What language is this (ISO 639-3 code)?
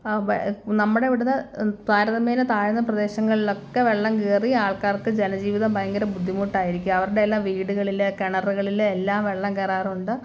mal